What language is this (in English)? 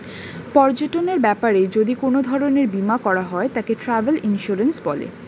Bangla